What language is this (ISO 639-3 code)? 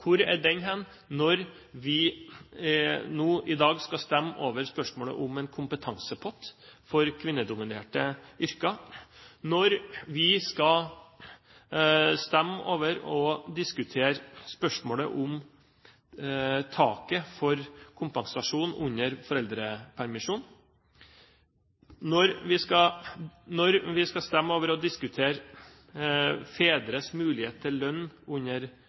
nob